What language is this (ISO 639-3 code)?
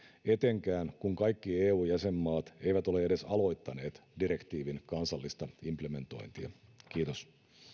fin